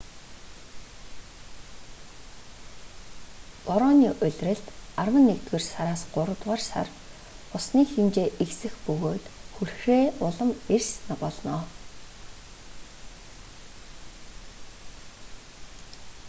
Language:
Mongolian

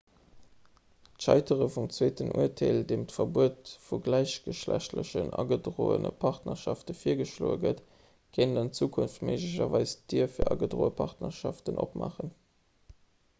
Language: Luxembourgish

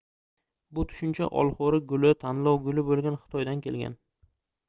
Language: Uzbek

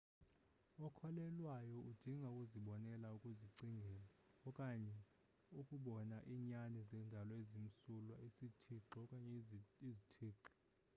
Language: Xhosa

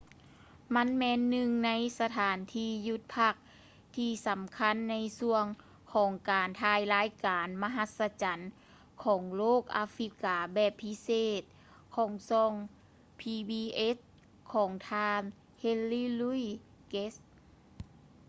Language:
Lao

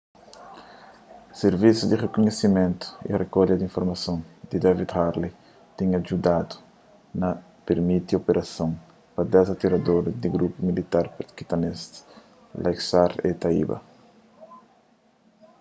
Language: Kabuverdianu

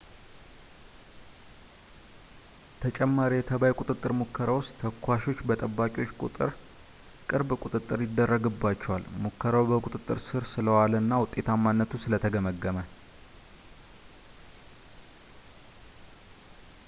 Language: Amharic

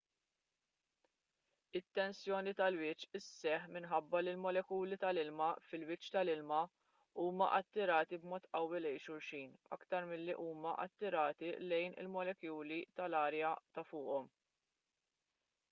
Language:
Maltese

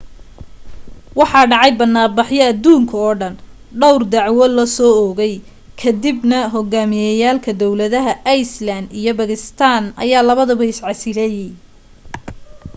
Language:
Somali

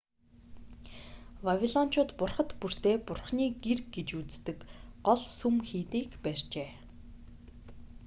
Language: Mongolian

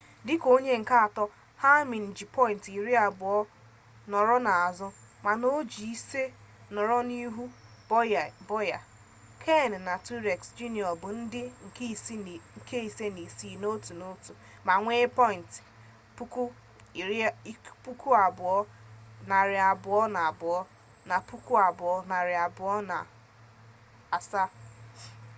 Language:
Igbo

